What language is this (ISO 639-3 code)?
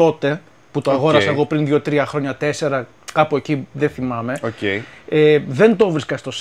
ell